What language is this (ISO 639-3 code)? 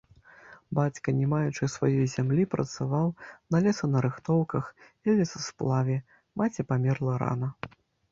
bel